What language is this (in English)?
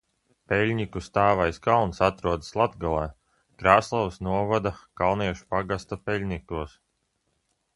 Latvian